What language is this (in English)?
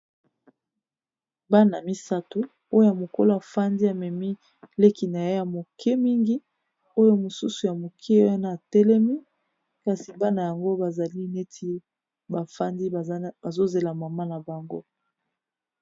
Lingala